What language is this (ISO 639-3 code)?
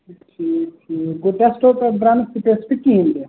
kas